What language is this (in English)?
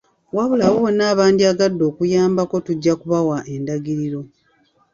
Ganda